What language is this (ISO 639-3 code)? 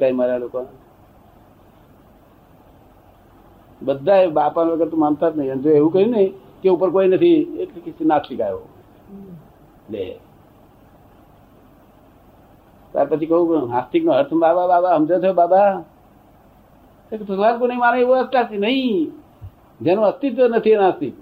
guj